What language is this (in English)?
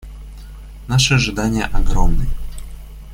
Russian